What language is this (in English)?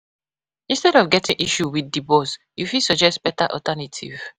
Nigerian Pidgin